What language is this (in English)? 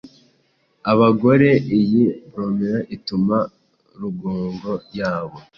Kinyarwanda